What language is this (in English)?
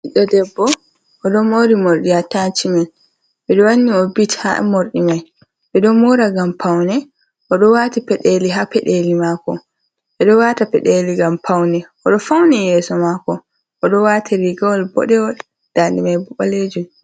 Fula